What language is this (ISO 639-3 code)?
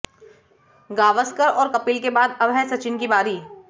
hin